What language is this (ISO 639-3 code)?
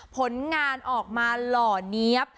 tha